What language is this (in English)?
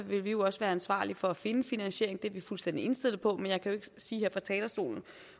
Danish